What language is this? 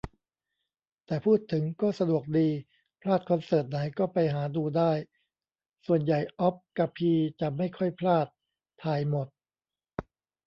Thai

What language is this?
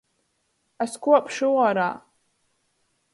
Latgalian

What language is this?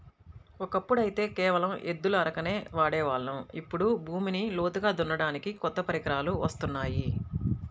Telugu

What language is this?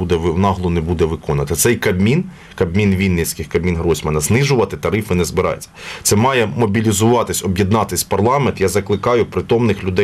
Ukrainian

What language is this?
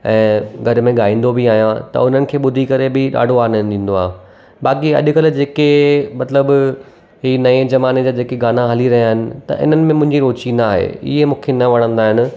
Sindhi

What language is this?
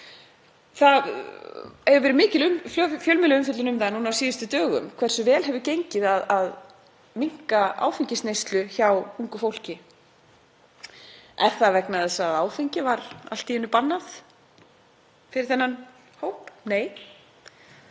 Icelandic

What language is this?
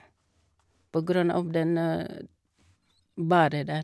Norwegian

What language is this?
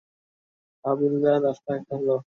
Bangla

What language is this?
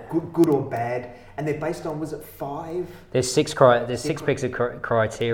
English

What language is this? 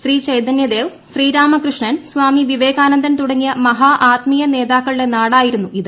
Malayalam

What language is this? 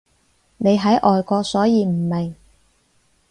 Cantonese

